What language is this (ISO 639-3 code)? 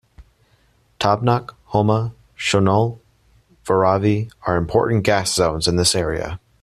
eng